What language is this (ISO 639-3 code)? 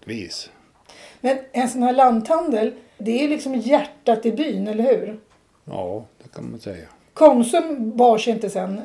swe